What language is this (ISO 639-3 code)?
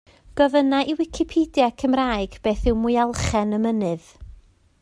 cym